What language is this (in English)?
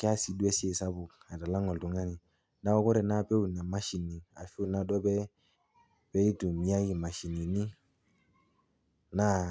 Masai